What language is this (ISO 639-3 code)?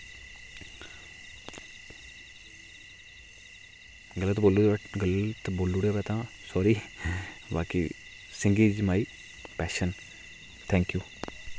doi